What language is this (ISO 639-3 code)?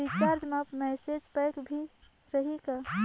hne